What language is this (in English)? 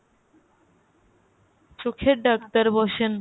Bangla